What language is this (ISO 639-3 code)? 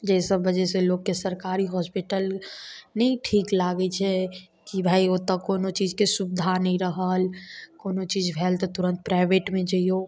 mai